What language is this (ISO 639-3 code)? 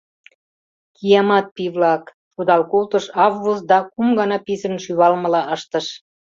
chm